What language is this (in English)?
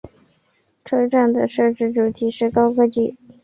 Chinese